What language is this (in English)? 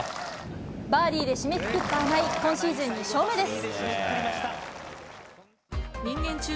Japanese